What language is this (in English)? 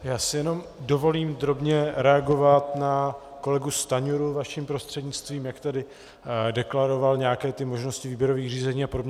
Czech